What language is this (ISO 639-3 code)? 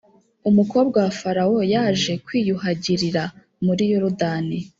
kin